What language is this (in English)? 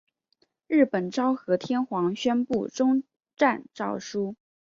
Chinese